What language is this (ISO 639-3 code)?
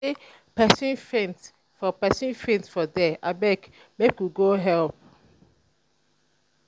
pcm